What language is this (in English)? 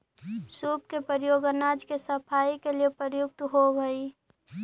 Magahi